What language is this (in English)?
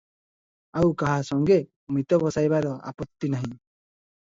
Odia